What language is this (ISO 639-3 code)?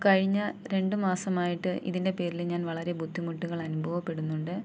mal